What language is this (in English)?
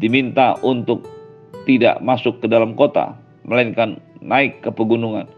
Indonesian